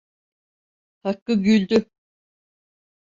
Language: Turkish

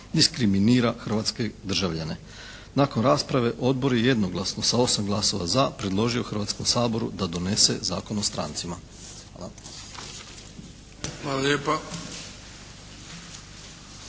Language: Croatian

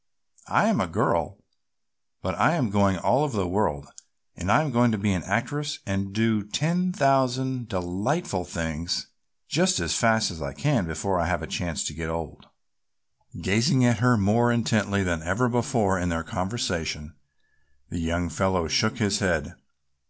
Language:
English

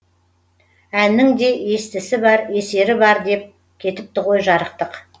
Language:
Kazakh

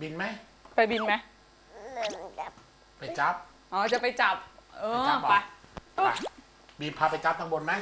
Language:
Thai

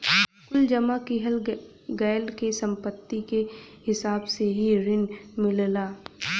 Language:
Bhojpuri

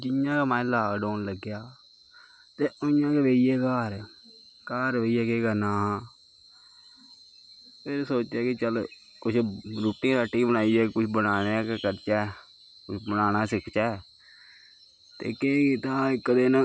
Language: Dogri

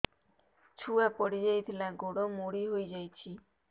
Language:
Odia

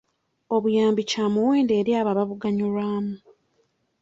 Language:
Ganda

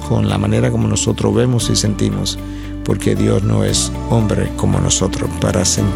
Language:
Spanish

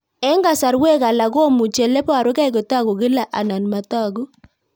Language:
Kalenjin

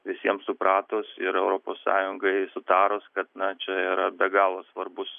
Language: Lithuanian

